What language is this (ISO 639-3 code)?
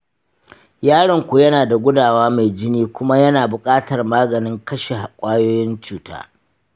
hau